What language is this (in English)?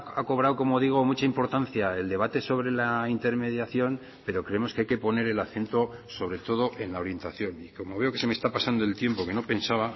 Spanish